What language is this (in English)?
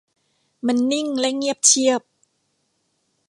Thai